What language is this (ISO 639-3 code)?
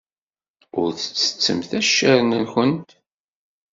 kab